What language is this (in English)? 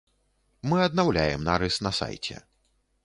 Belarusian